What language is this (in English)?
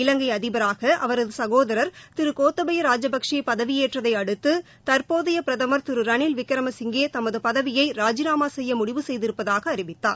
Tamil